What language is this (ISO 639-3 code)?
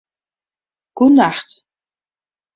fry